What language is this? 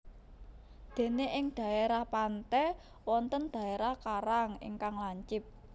Javanese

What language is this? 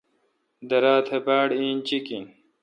Kalkoti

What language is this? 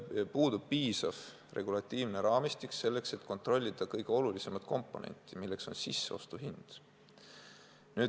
Estonian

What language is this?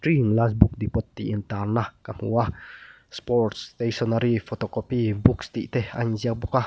Mizo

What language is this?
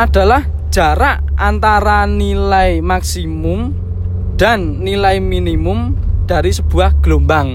Indonesian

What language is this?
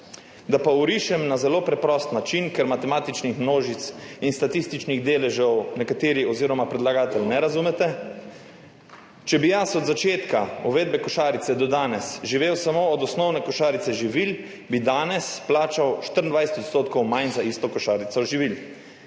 Slovenian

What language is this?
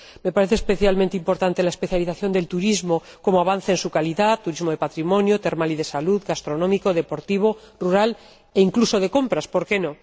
Spanish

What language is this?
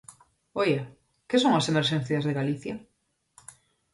Galician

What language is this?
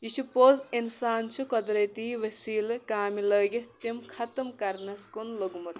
Kashmiri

